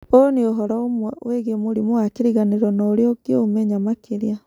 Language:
Kikuyu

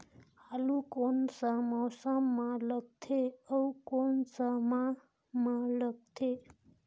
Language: Chhattisgarhi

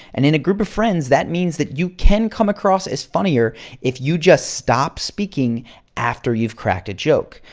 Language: English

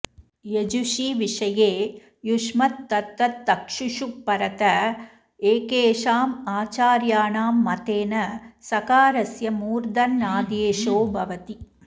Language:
Sanskrit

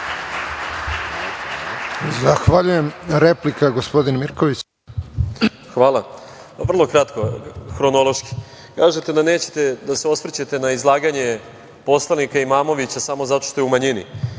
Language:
Serbian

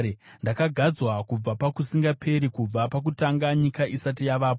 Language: Shona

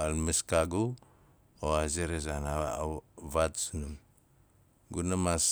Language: Nalik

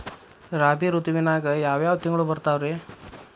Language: Kannada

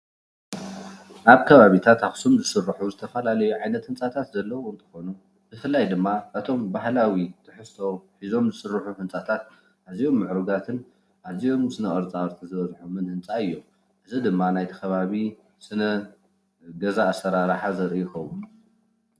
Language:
Tigrinya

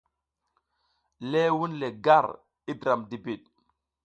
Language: South Giziga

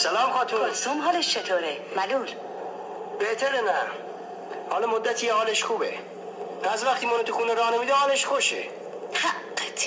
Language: Persian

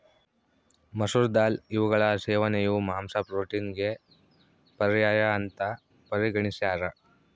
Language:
Kannada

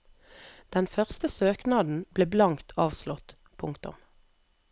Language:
Norwegian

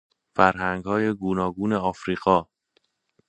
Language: Persian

